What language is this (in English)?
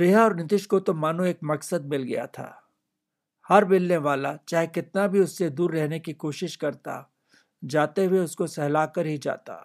Hindi